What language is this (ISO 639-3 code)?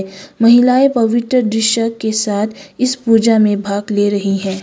hin